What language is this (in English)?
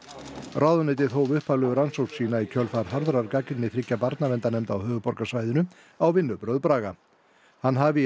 Icelandic